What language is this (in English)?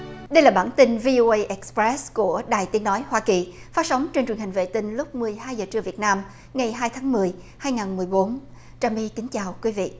Vietnamese